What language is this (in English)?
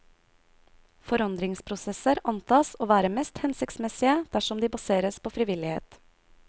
Norwegian